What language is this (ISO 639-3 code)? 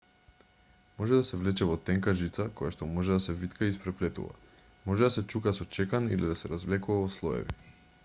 mkd